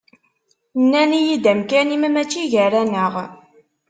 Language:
Kabyle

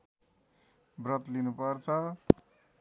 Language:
Nepali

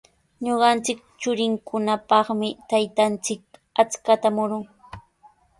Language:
Sihuas Ancash Quechua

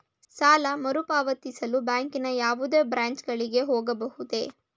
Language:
Kannada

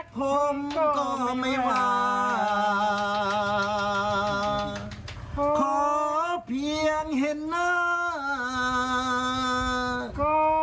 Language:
Thai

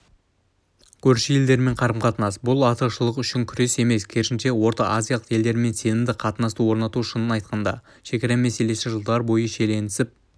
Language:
Kazakh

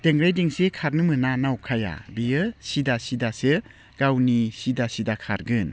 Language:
Bodo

